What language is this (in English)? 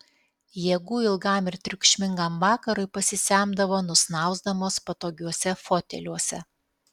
Lithuanian